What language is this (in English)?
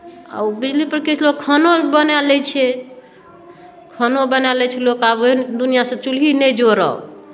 Maithili